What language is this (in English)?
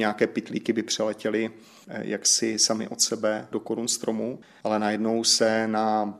Czech